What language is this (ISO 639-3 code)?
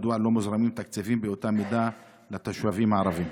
heb